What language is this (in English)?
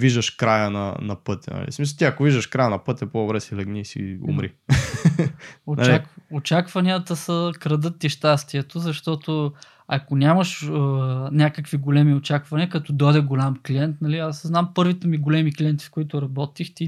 Bulgarian